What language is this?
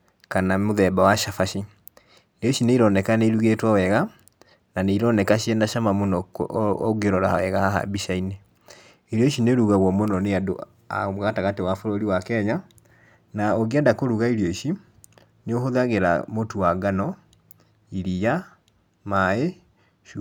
Kikuyu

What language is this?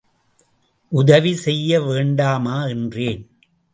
Tamil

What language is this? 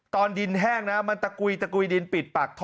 Thai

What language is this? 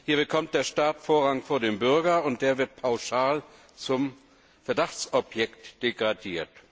German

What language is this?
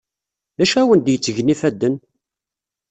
Kabyle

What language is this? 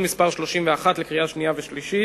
Hebrew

